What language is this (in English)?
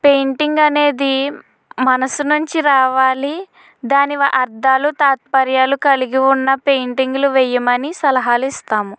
Telugu